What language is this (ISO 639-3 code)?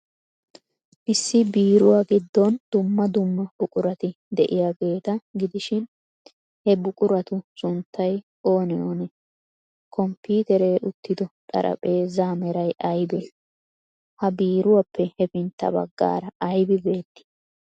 wal